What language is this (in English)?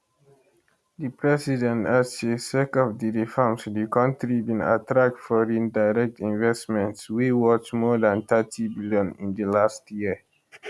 Nigerian Pidgin